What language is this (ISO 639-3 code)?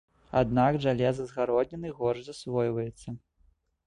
bel